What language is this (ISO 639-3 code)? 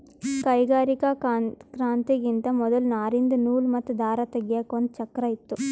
kan